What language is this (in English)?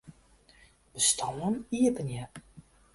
Western Frisian